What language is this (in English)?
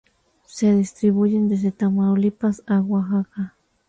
Spanish